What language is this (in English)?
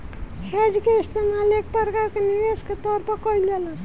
Bhojpuri